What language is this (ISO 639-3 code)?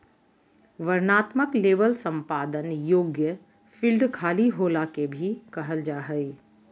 mag